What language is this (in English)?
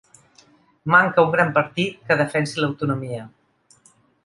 Catalan